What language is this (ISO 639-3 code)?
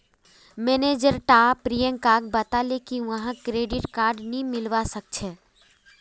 mag